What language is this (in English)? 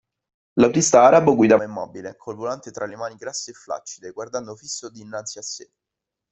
Italian